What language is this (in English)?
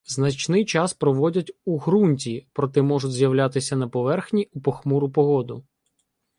Ukrainian